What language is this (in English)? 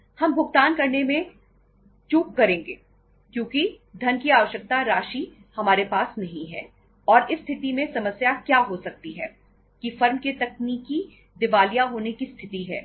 Hindi